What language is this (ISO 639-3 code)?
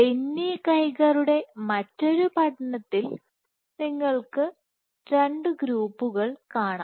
mal